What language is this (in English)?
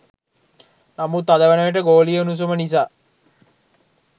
Sinhala